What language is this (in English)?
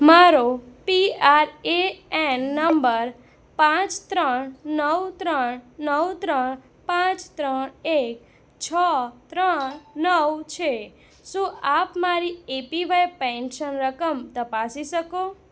Gujarati